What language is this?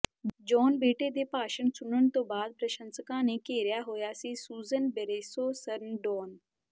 Punjabi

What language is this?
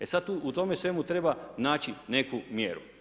Croatian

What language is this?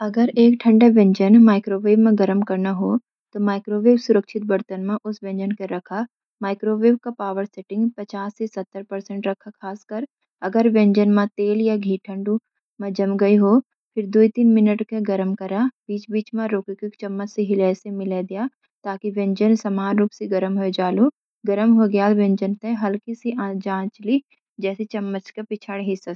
Garhwali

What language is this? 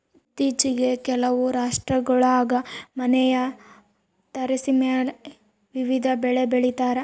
Kannada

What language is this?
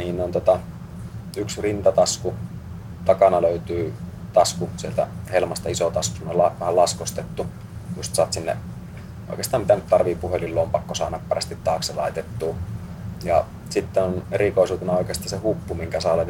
Finnish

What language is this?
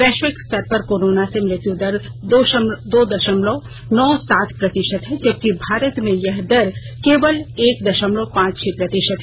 Hindi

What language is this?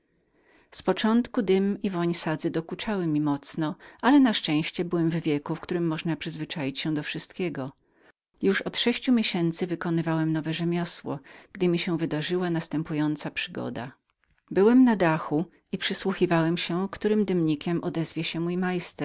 Polish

